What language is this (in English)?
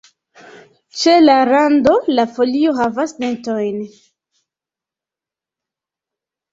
Esperanto